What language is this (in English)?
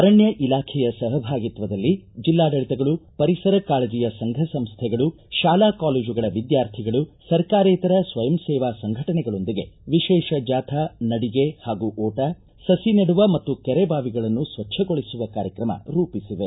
Kannada